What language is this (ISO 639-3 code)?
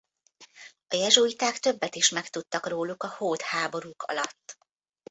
hun